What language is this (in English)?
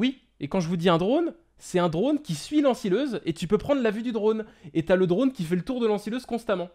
French